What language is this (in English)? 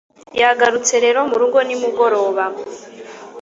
Kinyarwanda